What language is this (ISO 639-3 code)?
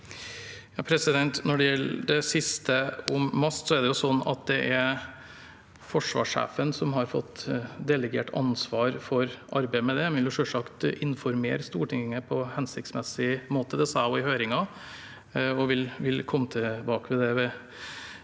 nor